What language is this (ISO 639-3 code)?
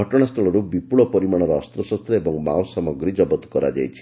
ori